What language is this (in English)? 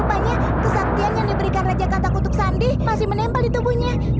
Indonesian